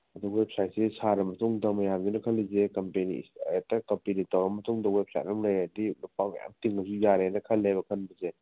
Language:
Manipuri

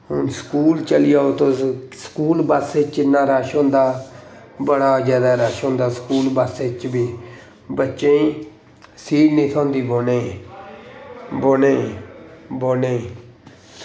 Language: Dogri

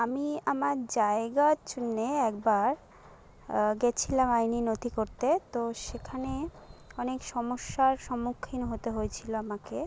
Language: Bangla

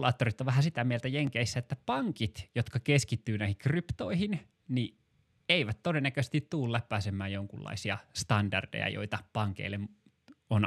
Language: Finnish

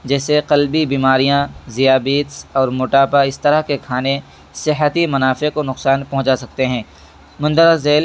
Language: Urdu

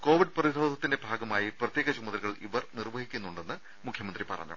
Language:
Malayalam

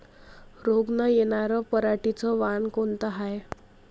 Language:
Marathi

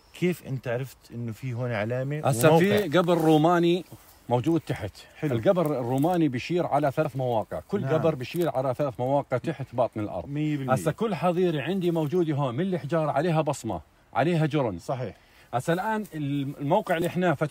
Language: Arabic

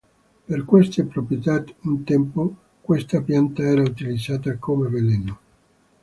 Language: Italian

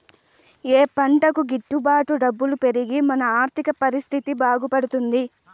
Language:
Telugu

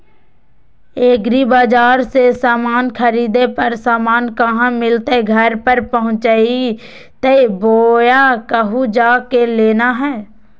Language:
Magahi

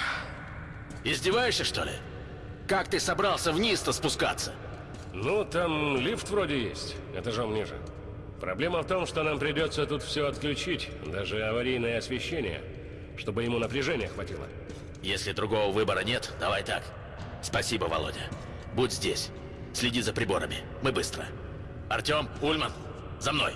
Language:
Russian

